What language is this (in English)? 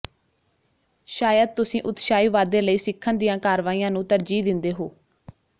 Punjabi